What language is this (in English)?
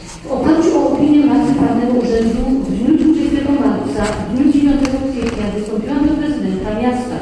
Polish